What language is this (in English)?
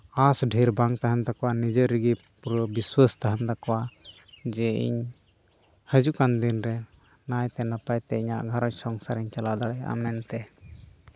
Santali